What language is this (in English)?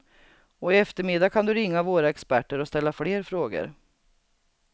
Swedish